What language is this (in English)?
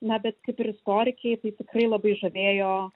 Lithuanian